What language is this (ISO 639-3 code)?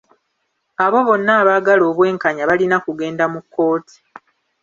lug